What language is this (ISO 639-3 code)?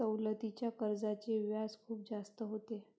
mar